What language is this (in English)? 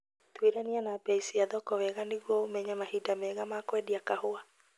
Kikuyu